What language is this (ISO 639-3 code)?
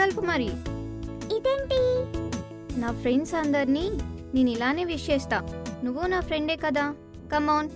tel